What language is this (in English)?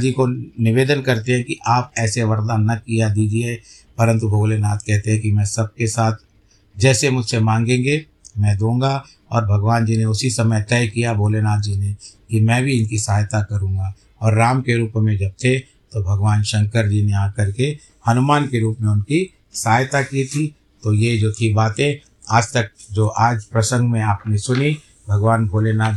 Hindi